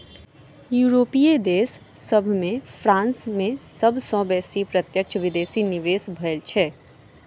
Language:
Maithili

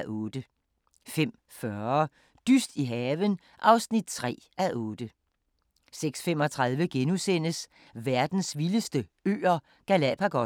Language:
Danish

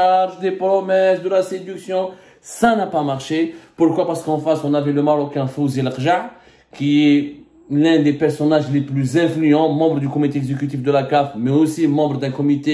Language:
French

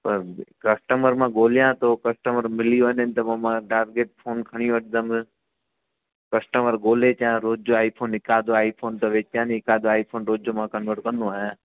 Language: Sindhi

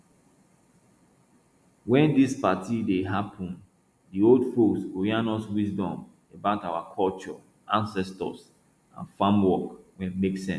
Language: Nigerian Pidgin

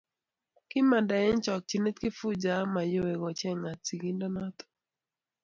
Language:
Kalenjin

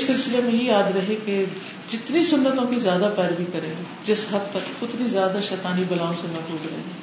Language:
Urdu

